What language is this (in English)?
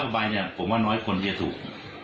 Thai